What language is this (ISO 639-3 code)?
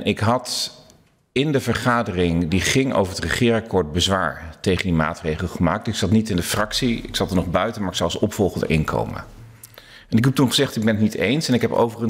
nld